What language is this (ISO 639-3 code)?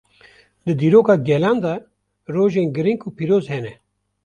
kur